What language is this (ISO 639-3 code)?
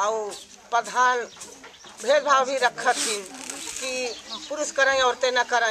ita